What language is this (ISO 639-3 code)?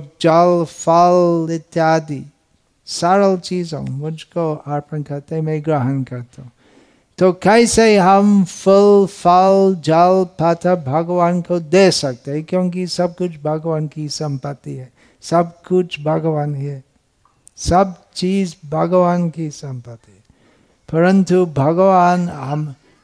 hin